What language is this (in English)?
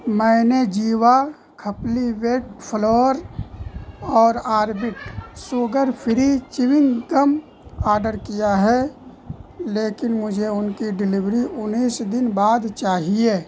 Urdu